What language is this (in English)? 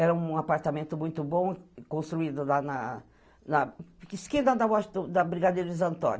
Portuguese